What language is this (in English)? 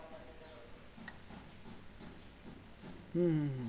Bangla